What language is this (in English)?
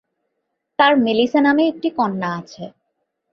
Bangla